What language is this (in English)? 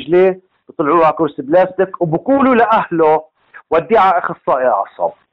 Arabic